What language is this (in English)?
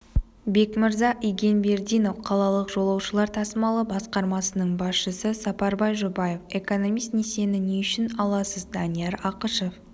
Kazakh